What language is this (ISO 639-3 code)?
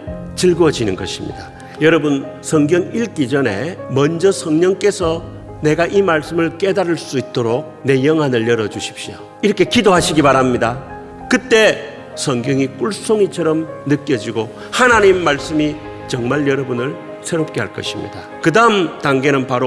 kor